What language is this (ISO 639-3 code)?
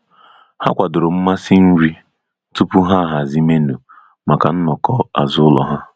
ibo